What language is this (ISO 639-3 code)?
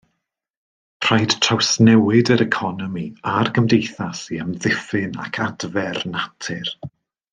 cym